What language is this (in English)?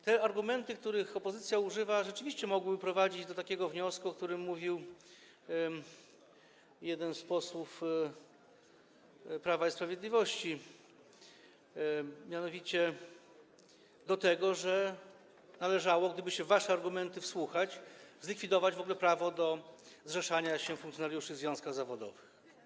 Polish